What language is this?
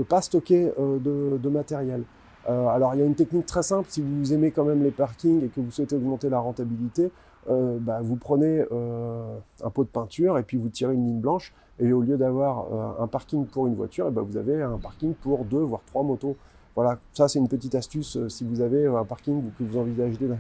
French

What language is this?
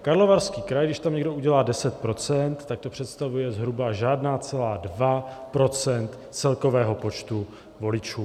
Czech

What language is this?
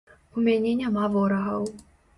Belarusian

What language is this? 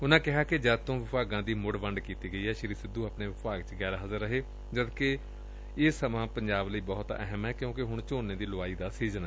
Punjabi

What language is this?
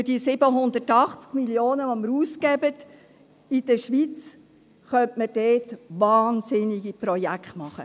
Swiss German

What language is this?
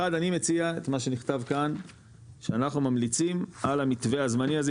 Hebrew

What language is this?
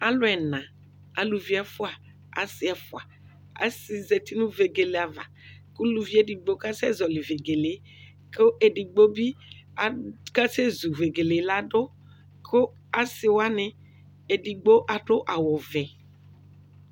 Ikposo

